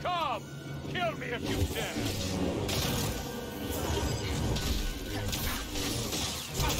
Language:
German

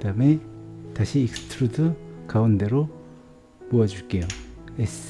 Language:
Korean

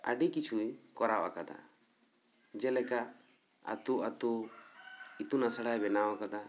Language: Santali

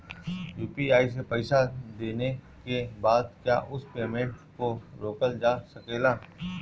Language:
Bhojpuri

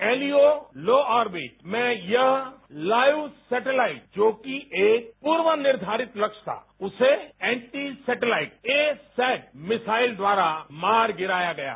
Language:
Hindi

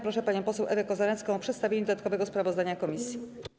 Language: Polish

